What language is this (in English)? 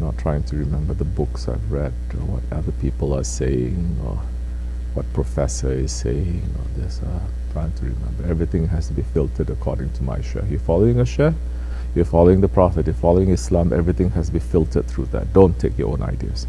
English